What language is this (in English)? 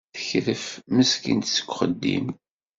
Kabyle